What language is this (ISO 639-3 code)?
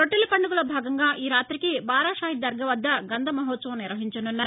tel